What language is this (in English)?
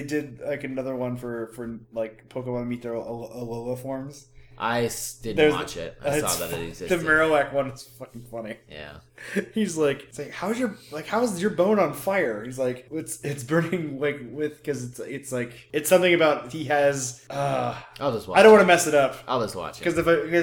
English